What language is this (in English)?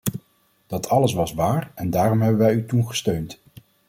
Dutch